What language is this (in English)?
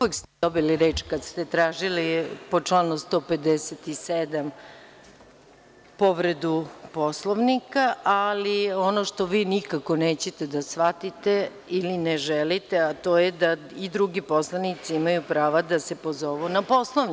Serbian